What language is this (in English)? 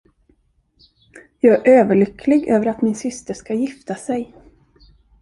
Swedish